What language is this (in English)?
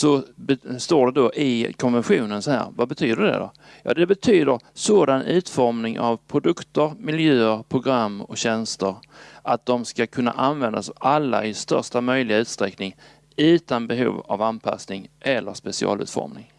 Swedish